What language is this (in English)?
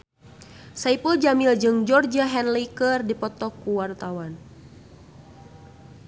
Sundanese